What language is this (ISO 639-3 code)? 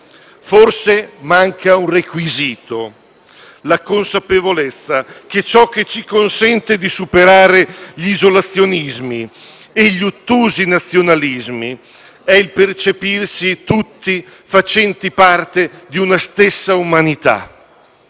ita